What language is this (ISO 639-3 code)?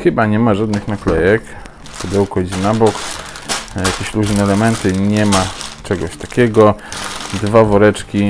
pol